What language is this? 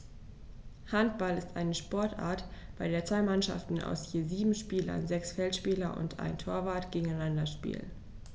German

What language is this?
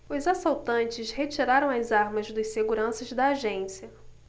Portuguese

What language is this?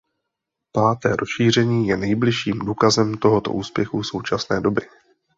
Czech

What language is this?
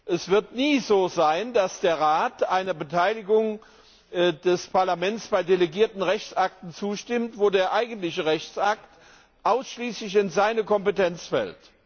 German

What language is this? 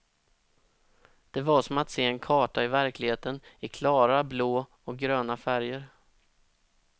Swedish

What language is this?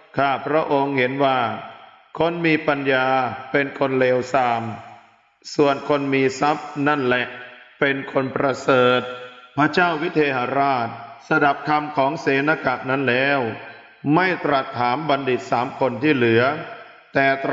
Thai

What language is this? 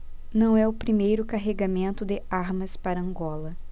Portuguese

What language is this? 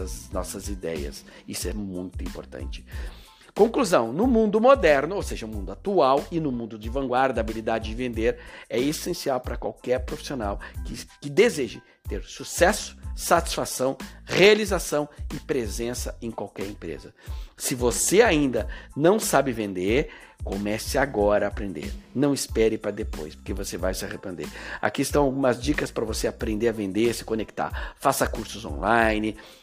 Portuguese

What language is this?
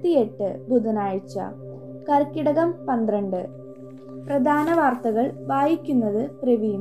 Malayalam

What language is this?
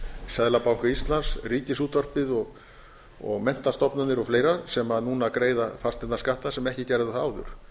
Icelandic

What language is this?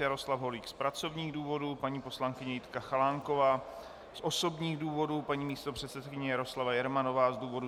Czech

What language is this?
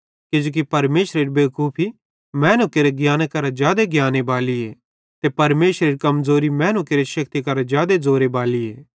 Bhadrawahi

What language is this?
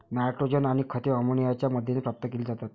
Marathi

